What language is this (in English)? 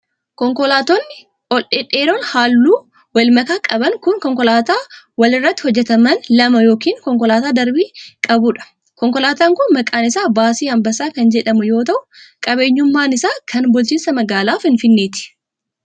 Oromo